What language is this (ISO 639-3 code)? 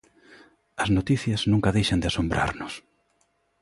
glg